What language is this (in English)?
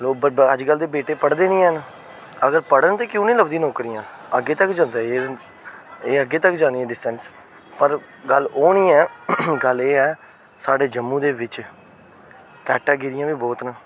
Dogri